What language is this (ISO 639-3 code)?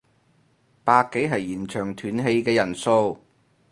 yue